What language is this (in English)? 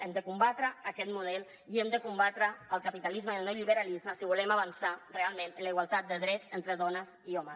Catalan